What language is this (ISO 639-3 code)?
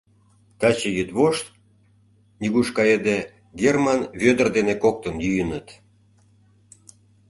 chm